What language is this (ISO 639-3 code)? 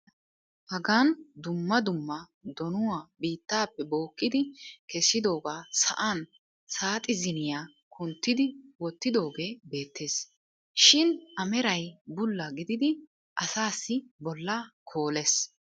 wal